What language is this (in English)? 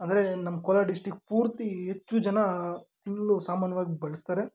Kannada